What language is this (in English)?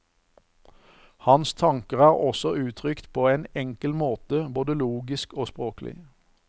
Norwegian